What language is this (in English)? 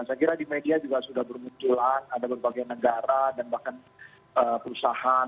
Indonesian